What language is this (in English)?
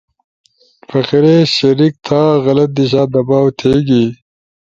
Ushojo